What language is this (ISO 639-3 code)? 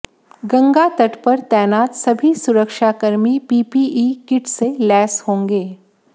hin